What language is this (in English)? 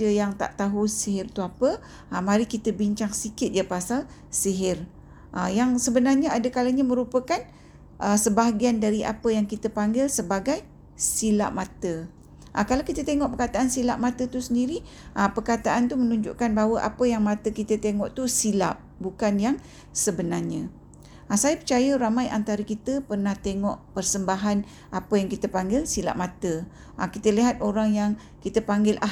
Malay